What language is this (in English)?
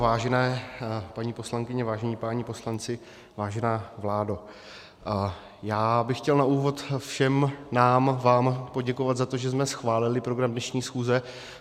Czech